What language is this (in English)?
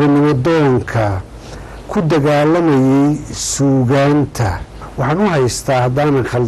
Arabic